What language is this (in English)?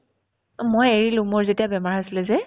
Assamese